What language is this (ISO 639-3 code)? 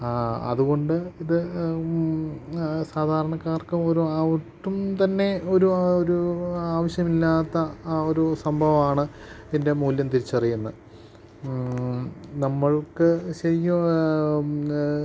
mal